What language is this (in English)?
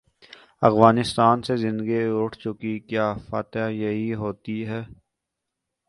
Urdu